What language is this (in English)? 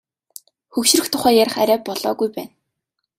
Mongolian